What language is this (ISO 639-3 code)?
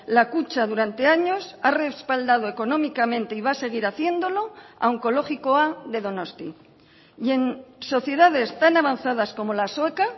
spa